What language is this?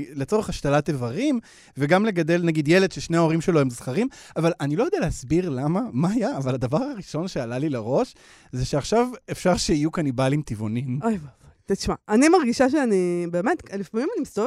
Hebrew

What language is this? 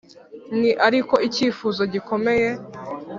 Kinyarwanda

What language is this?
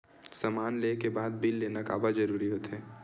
Chhattisgarhi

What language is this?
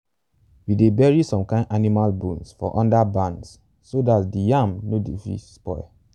Nigerian Pidgin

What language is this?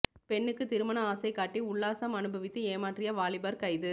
Tamil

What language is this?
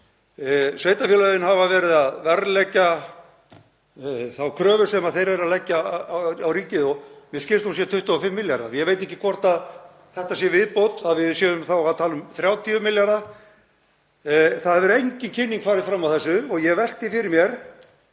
Icelandic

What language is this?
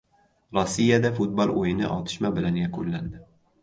Uzbek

